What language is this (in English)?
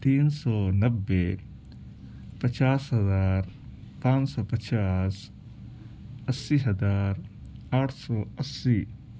Urdu